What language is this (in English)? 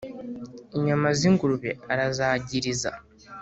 Kinyarwanda